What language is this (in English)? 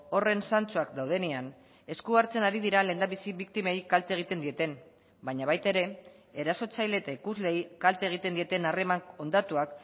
Basque